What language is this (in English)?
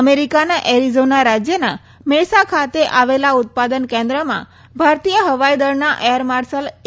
Gujarati